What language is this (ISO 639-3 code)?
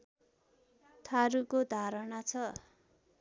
nep